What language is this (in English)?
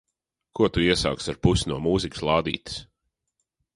Latvian